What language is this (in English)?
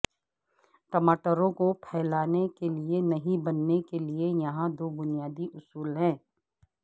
Urdu